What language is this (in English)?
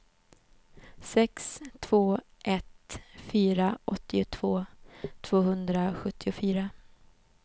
Swedish